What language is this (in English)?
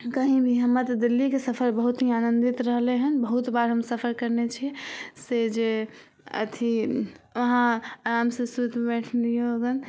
Maithili